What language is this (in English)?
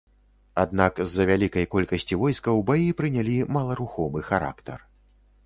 Belarusian